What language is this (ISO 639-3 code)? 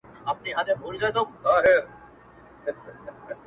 pus